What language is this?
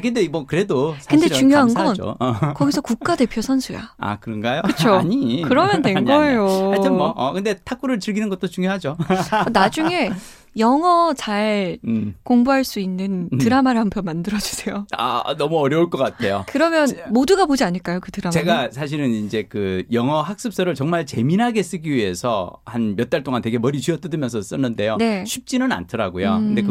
Korean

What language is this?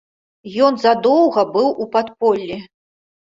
Belarusian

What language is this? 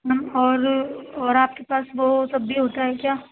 Urdu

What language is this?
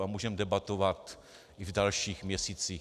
Czech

